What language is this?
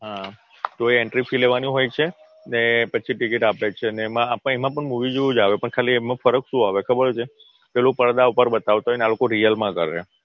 Gujarati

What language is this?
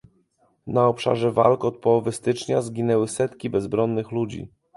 Polish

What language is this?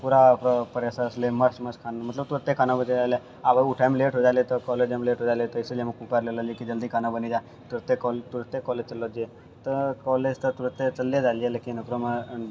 Maithili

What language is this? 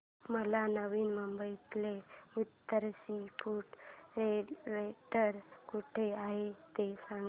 Marathi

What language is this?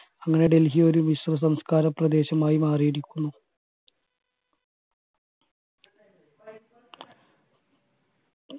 Malayalam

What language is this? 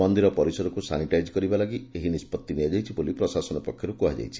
Odia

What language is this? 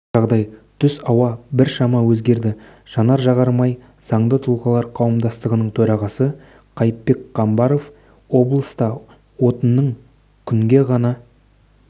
Kazakh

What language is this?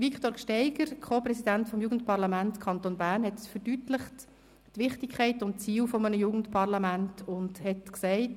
Swiss German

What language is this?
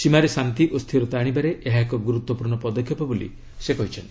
Odia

